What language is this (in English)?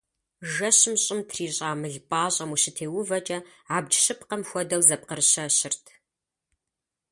Kabardian